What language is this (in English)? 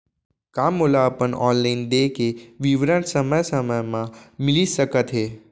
Chhattisgarhi